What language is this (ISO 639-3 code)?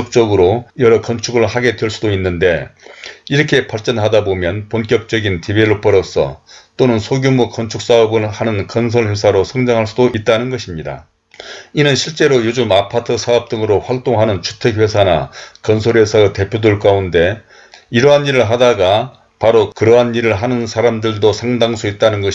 kor